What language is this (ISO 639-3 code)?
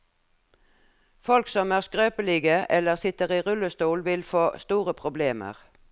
nor